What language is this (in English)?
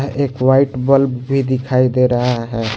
Hindi